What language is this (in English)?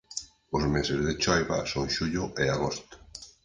Galician